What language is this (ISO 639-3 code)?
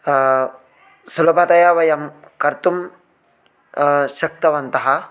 san